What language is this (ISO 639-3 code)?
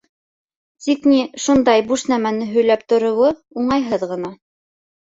bak